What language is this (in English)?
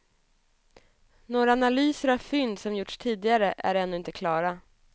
Swedish